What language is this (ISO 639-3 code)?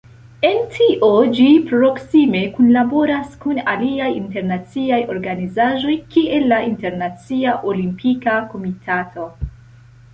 epo